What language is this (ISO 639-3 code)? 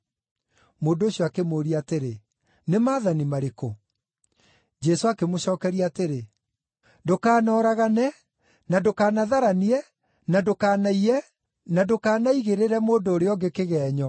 kik